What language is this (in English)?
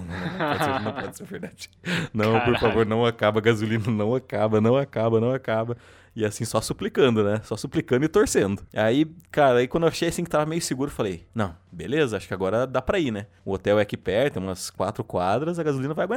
Portuguese